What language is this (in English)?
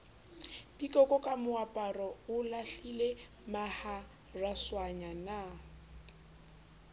Southern Sotho